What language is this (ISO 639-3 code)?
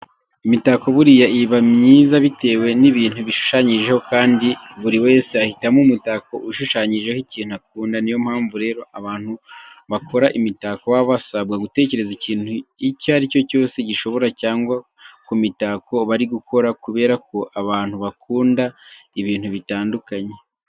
kin